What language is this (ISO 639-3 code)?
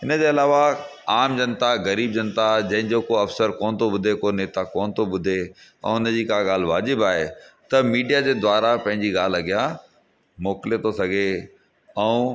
snd